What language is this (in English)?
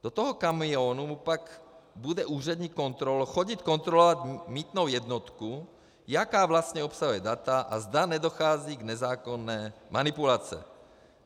Czech